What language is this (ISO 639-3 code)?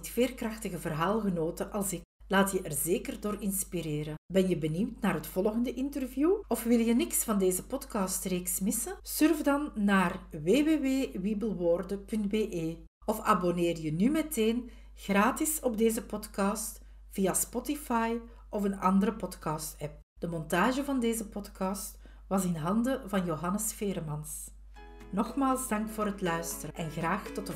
nld